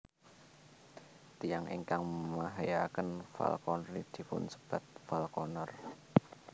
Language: Javanese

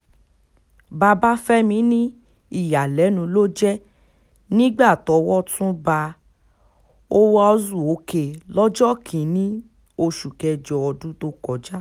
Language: Yoruba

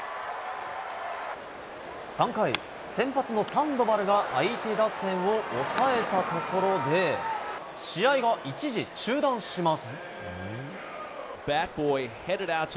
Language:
Japanese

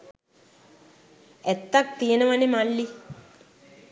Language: Sinhala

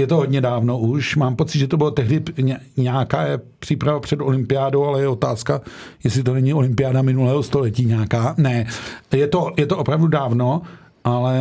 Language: Czech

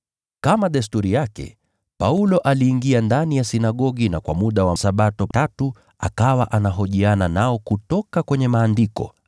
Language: Swahili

